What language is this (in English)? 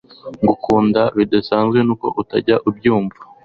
Kinyarwanda